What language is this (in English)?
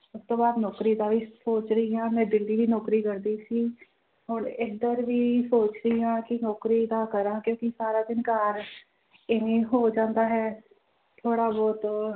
Punjabi